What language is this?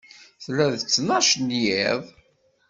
Kabyle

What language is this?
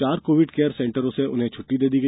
Hindi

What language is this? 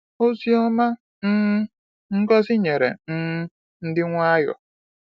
Igbo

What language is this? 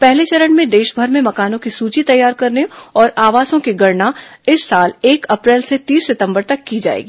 Hindi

